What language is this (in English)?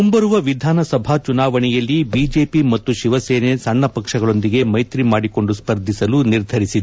Kannada